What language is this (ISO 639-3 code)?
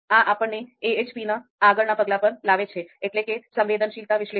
guj